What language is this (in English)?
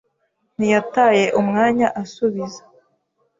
Kinyarwanda